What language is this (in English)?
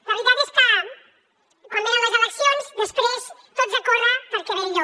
Catalan